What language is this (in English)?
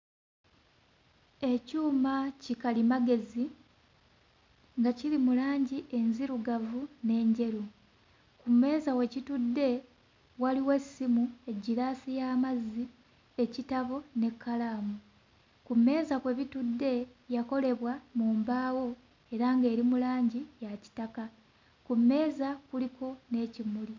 Ganda